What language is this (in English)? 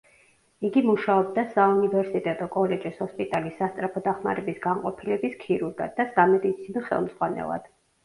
Georgian